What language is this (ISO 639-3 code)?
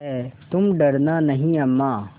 hin